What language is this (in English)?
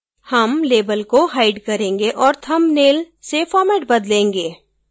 Hindi